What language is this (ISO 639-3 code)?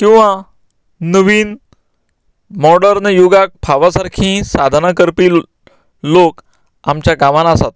kok